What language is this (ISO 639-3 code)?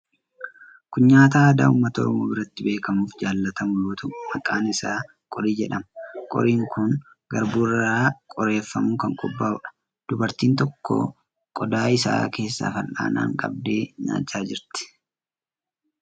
orm